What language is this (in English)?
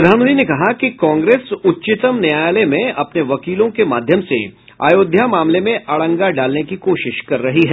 Hindi